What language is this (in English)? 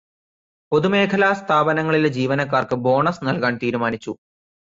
Malayalam